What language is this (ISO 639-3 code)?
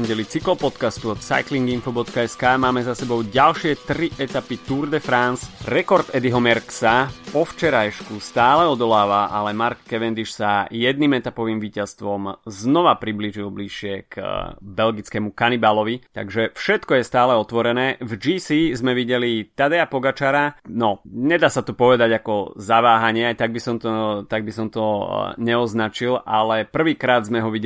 slk